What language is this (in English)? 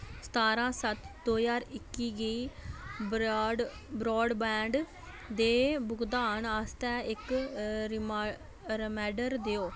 Dogri